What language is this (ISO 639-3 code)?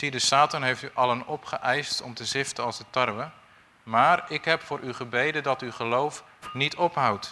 nld